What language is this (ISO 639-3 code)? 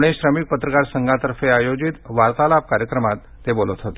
mar